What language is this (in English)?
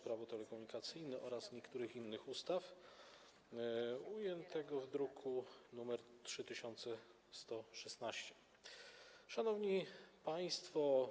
Polish